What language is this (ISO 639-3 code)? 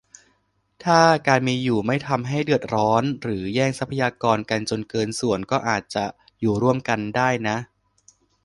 tha